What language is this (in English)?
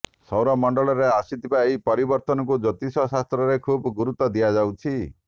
Odia